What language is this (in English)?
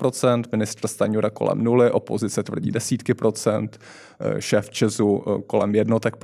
Czech